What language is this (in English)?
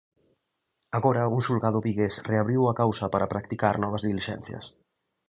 Galician